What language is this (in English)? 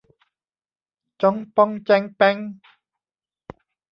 Thai